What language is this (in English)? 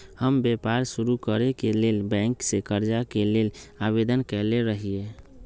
Magahi